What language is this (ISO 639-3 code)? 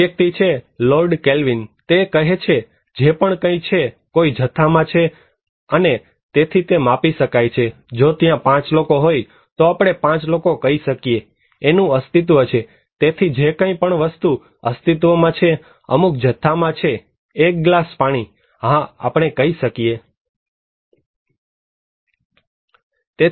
guj